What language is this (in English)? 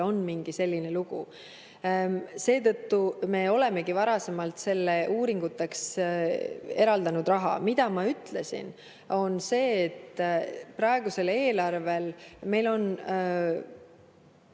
Estonian